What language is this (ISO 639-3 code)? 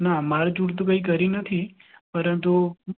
guj